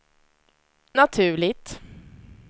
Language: Swedish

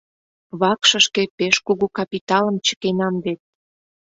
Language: Mari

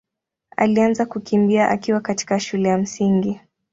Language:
Swahili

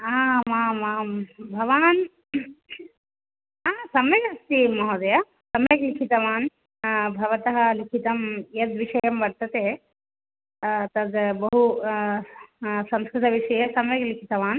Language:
Sanskrit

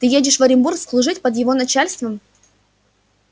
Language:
Russian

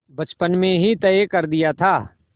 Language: Hindi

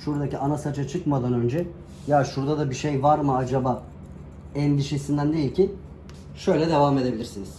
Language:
Turkish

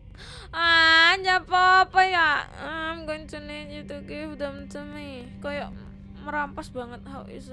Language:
Indonesian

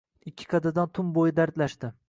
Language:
Uzbek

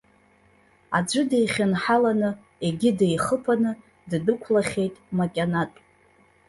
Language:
Abkhazian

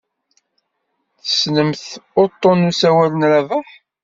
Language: Kabyle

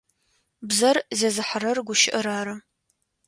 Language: Adyghe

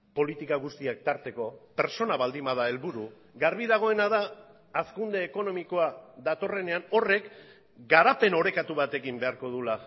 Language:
Basque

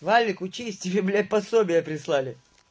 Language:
Russian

